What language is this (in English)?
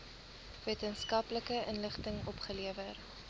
Afrikaans